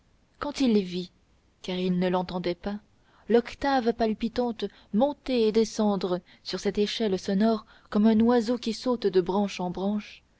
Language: French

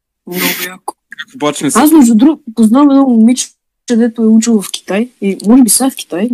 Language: Bulgarian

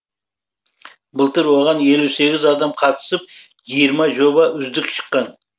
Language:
Kazakh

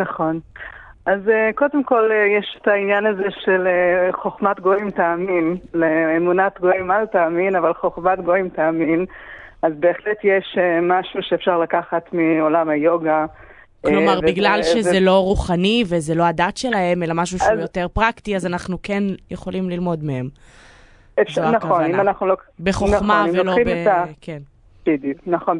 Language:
Hebrew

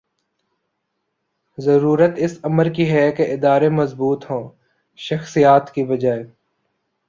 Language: Urdu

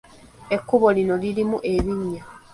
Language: Ganda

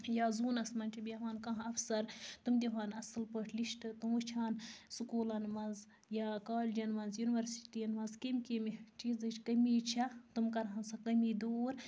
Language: Kashmiri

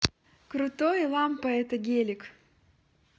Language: Russian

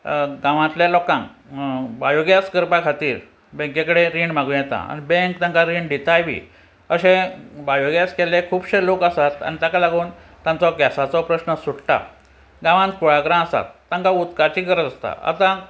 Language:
Konkani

